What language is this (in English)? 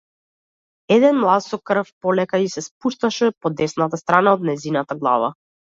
Macedonian